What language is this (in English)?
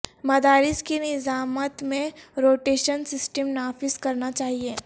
Urdu